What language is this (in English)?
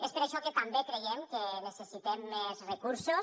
Catalan